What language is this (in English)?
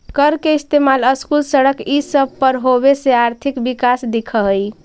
Magahi